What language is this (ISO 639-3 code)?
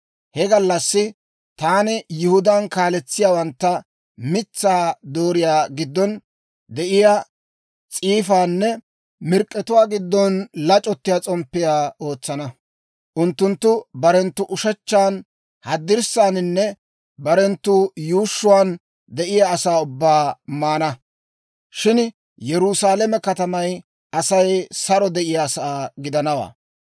dwr